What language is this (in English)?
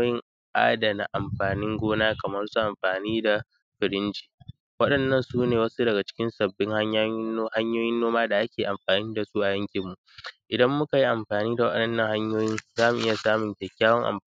Hausa